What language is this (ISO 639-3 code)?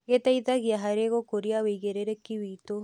kik